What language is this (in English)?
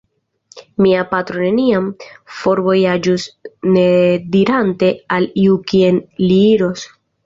Esperanto